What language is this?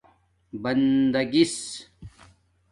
Domaaki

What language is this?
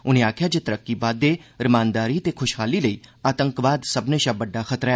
Dogri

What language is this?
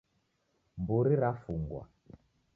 Taita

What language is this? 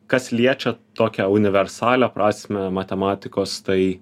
Lithuanian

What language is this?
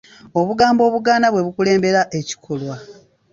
Ganda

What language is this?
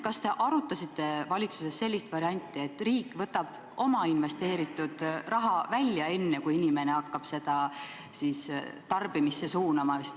Estonian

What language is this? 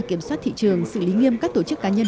Vietnamese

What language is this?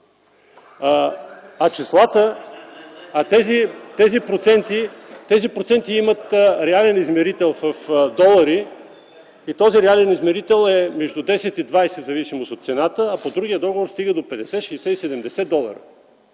Bulgarian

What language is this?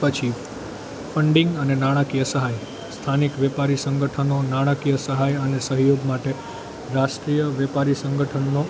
Gujarati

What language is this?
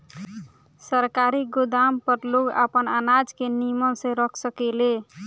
Bhojpuri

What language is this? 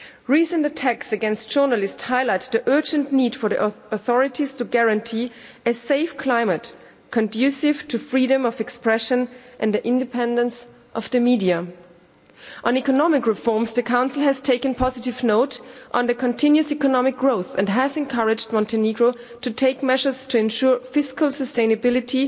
English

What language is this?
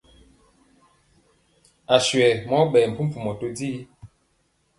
Mpiemo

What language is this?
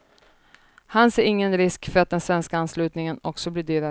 Swedish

